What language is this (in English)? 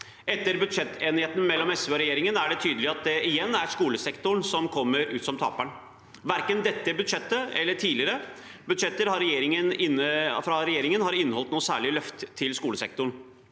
Norwegian